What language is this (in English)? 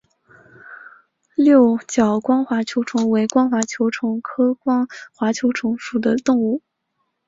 Chinese